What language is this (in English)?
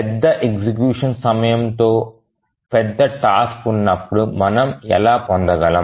Telugu